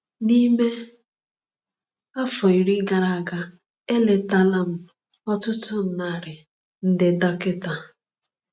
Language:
Igbo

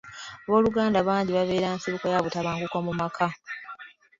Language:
Ganda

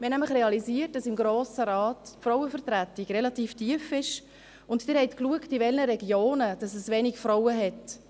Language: Swiss German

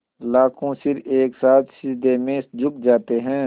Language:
Hindi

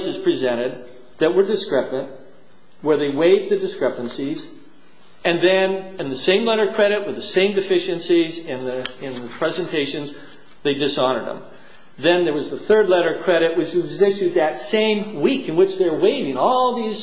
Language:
English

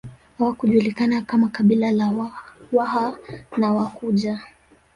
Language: Swahili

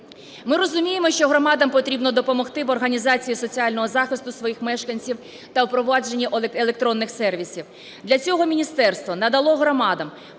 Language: Ukrainian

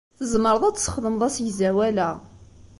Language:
Kabyle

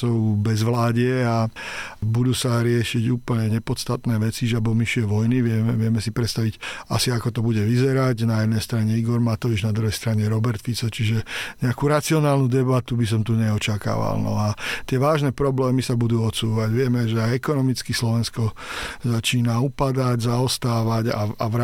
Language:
Slovak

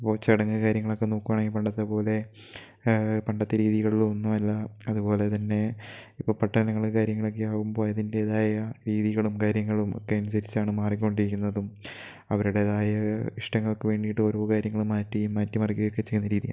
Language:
Malayalam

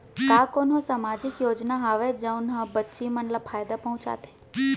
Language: Chhattisgarhi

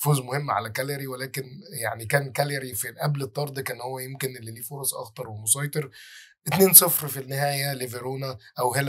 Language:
Arabic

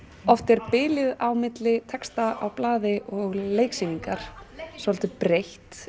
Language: Icelandic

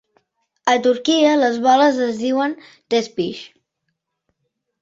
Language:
Catalan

